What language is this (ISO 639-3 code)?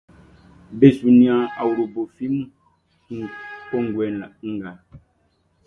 bci